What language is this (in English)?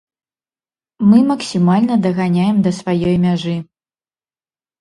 Belarusian